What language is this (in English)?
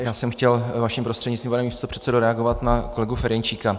Czech